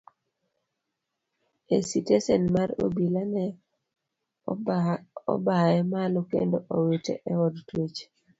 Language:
Luo (Kenya and Tanzania)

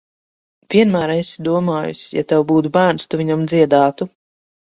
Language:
Latvian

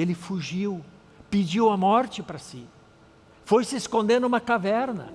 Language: Portuguese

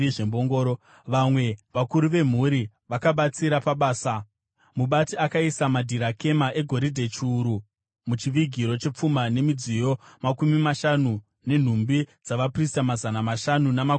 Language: Shona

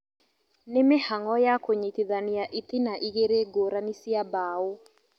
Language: Kikuyu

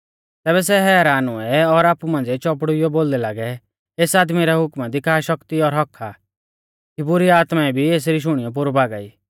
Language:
Mahasu Pahari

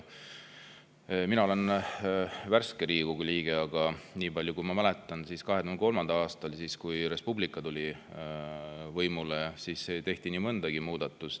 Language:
Estonian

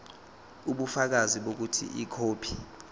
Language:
Zulu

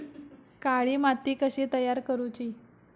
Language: Marathi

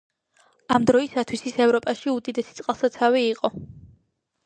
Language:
Georgian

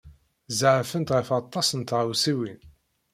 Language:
Kabyle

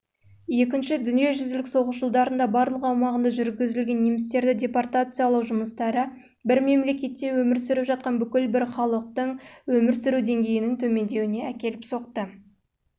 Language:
Kazakh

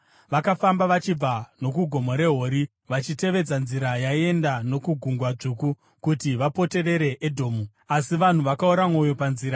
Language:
Shona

